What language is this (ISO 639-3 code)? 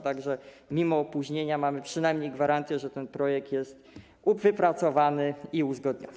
pol